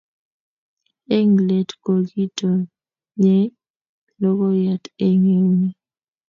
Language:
Kalenjin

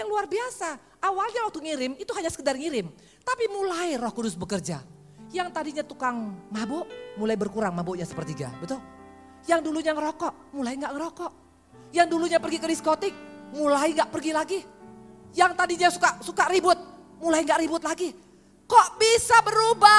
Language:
Indonesian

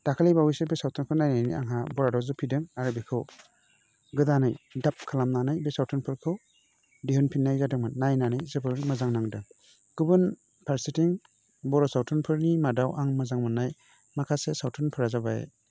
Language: Bodo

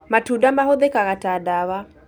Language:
Kikuyu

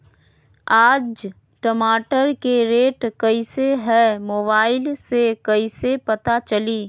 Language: Magahi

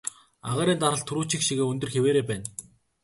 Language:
Mongolian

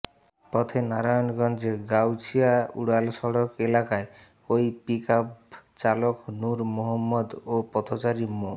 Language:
Bangla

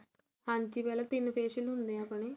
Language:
Punjabi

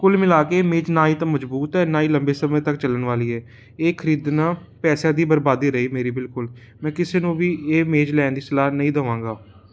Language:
Punjabi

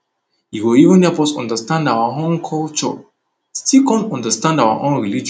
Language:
Nigerian Pidgin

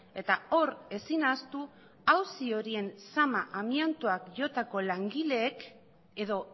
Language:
Basque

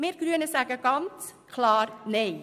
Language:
Swiss German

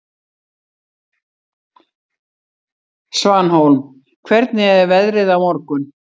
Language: Icelandic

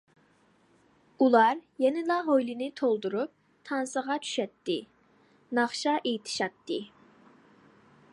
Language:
Uyghur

